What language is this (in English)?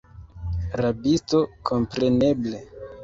Esperanto